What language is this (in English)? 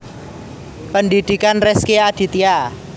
Javanese